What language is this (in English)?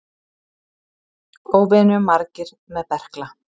Icelandic